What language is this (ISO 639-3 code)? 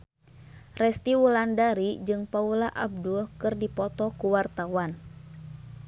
sun